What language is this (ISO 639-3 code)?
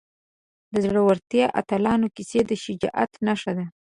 pus